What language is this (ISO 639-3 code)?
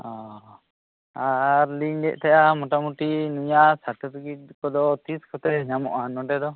sat